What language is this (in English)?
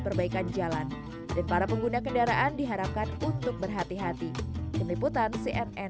Indonesian